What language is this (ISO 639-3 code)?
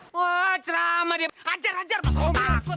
ind